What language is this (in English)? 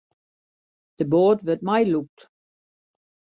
Western Frisian